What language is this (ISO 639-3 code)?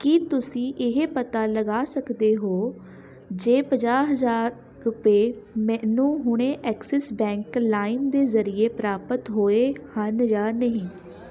pan